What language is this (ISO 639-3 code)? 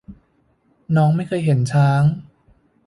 tha